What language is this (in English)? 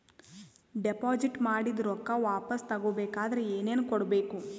Kannada